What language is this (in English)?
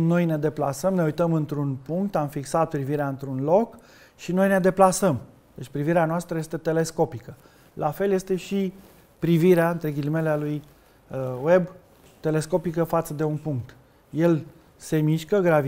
Romanian